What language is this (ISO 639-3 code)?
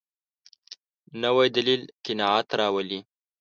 pus